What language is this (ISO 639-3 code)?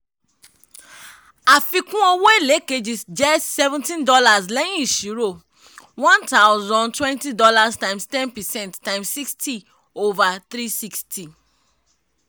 yor